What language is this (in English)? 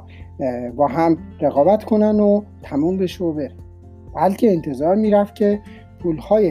Persian